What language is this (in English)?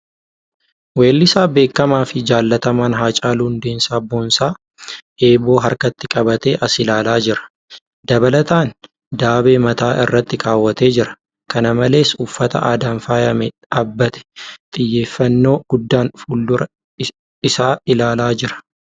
Oromo